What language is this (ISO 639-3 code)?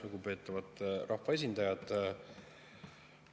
est